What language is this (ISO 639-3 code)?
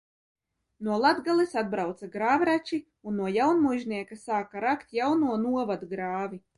lav